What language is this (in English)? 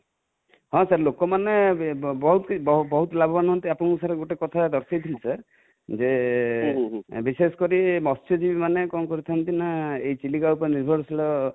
Odia